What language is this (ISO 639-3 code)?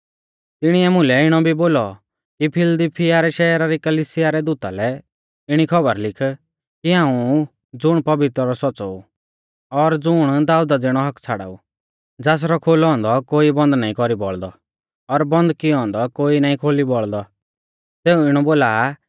bfz